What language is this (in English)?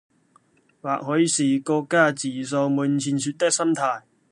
Cantonese